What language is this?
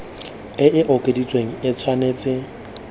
Tswana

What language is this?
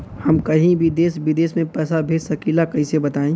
Bhojpuri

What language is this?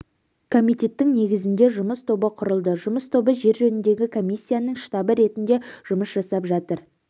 Kazakh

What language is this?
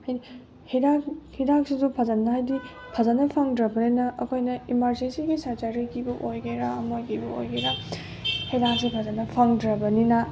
Manipuri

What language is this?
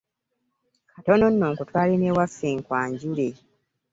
Ganda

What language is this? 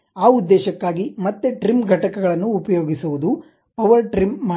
Kannada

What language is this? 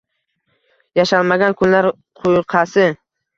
Uzbek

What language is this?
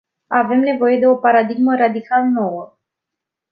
Romanian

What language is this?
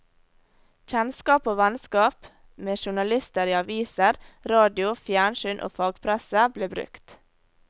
Norwegian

